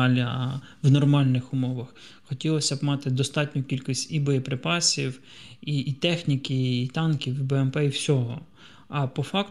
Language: Ukrainian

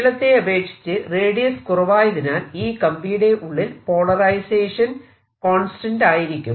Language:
Malayalam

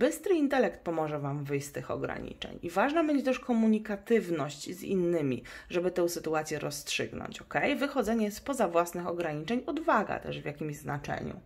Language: Polish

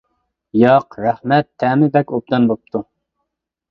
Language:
Uyghur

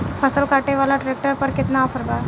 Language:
Bhojpuri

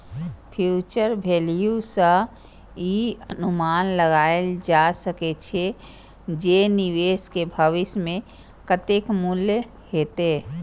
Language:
Maithili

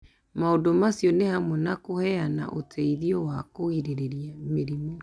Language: Kikuyu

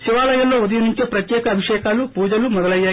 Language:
Telugu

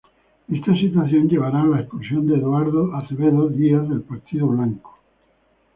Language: Spanish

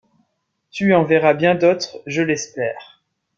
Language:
French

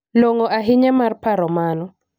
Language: Luo (Kenya and Tanzania)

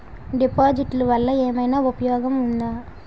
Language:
Telugu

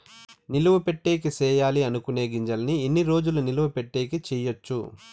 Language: Telugu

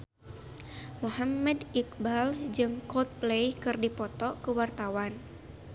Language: Sundanese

